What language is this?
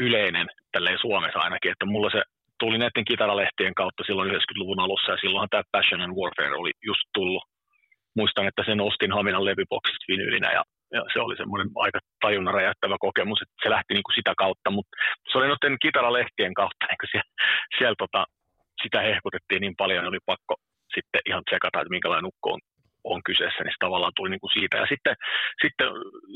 Finnish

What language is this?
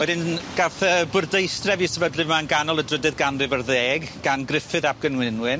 Welsh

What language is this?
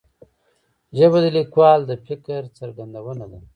Pashto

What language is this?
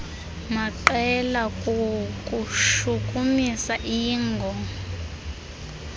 Xhosa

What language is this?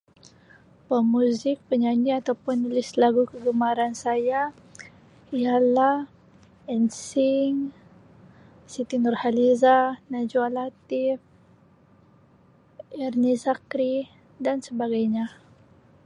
Sabah Malay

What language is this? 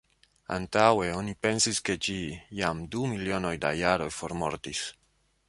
Esperanto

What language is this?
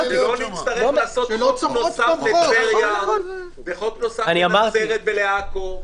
Hebrew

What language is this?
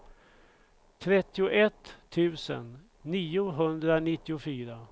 Swedish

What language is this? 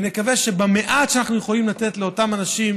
Hebrew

